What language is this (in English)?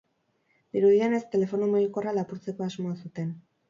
Basque